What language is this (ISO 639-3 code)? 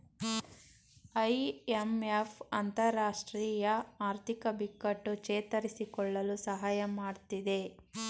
kan